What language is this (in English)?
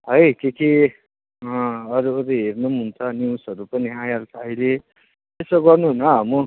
Nepali